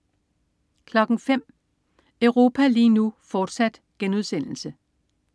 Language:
Danish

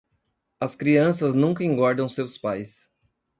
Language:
Portuguese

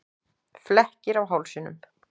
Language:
Icelandic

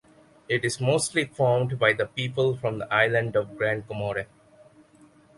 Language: English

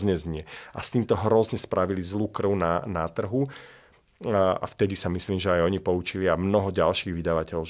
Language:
Slovak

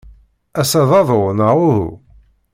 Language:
Kabyle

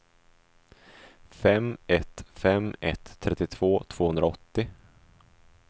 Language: Swedish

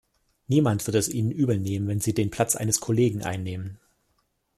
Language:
German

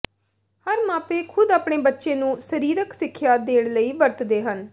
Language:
Punjabi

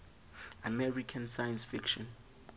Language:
Southern Sotho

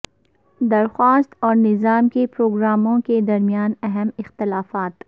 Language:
Urdu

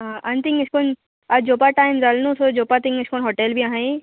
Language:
Konkani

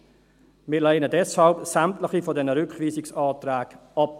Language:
Swiss German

